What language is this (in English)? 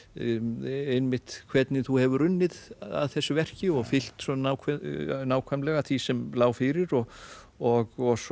Icelandic